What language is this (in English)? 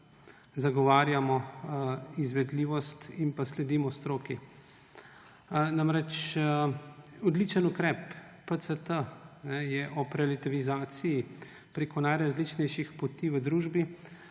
Slovenian